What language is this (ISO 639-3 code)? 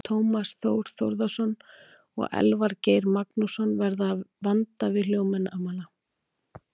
isl